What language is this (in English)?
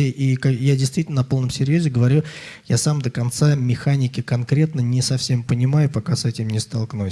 Russian